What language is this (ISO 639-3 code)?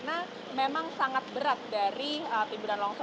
ind